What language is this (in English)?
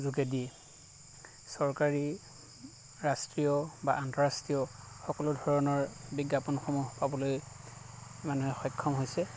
Assamese